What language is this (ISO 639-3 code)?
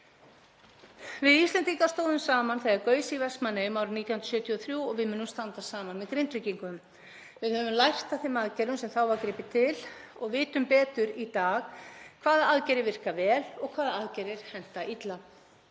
isl